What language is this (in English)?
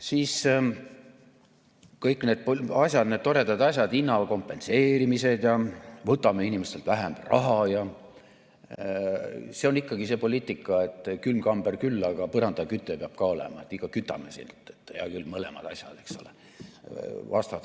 Estonian